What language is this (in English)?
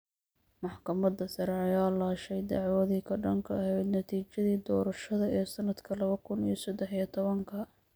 Somali